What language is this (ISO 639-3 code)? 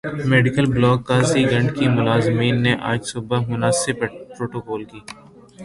urd